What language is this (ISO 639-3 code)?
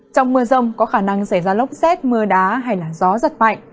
vie